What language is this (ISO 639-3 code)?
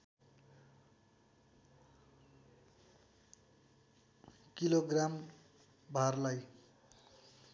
nep